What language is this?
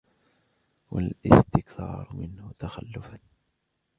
Arabic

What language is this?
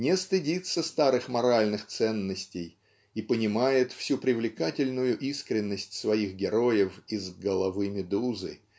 Russian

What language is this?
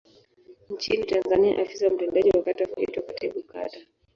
Swahili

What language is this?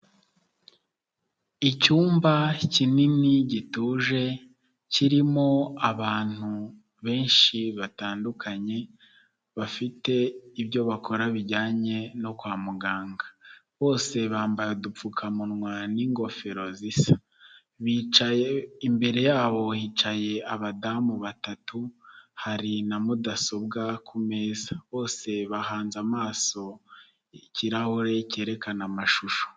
Kinyarwanda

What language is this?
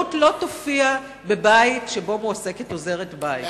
Hebrew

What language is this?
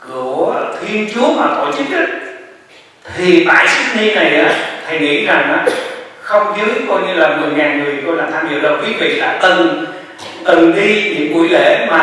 Vietnamese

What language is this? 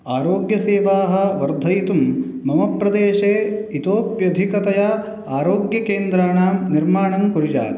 Sanskrit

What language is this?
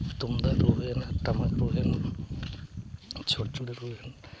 Santali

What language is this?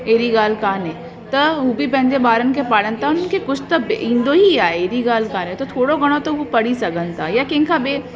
Sindhi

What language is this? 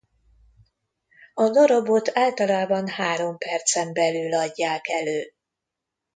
Hungarian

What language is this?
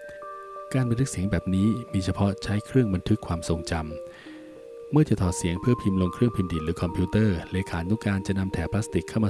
Thai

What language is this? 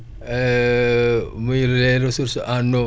Wolof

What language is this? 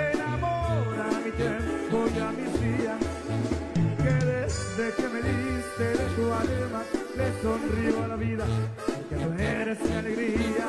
Spanish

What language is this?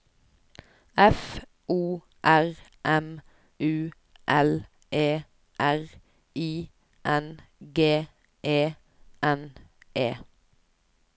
Norwegian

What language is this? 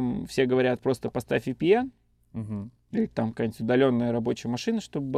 Russian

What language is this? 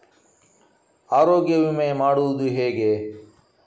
Kannada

